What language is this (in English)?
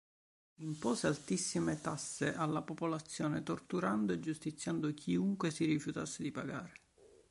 Italian